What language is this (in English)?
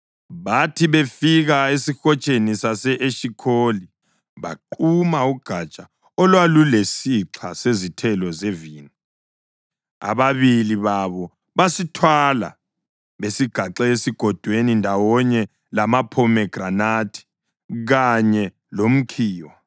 North Ndebele